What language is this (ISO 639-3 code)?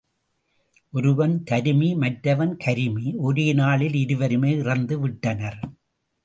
tam